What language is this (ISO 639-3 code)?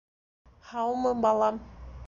bak